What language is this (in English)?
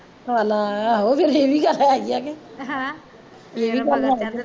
Punjabi